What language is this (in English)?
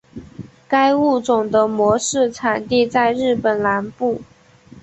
Chinese